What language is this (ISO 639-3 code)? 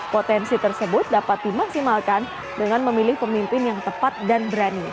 ind